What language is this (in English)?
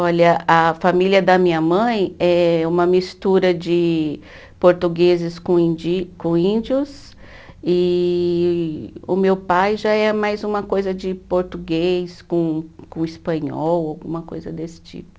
Portuguese